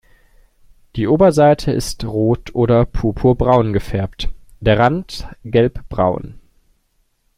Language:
German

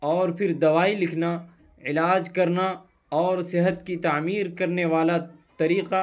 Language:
Urdu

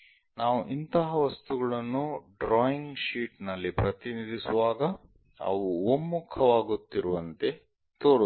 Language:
Kannada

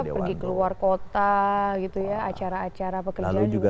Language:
Indonesian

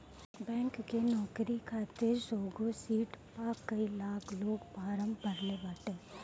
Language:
Bhojpuri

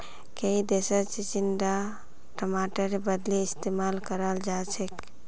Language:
Magahi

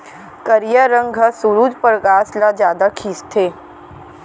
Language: Chhattisgarhi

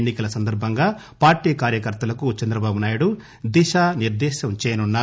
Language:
Telugu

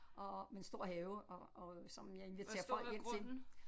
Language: Danish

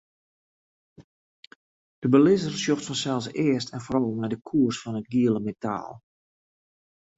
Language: Western Frisian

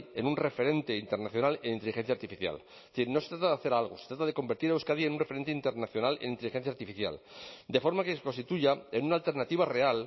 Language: Spanish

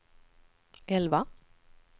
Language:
Swedish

